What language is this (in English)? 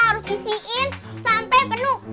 Indonesian